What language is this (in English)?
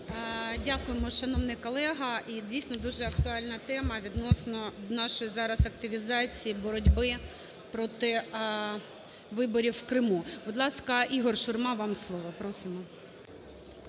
Ukrainian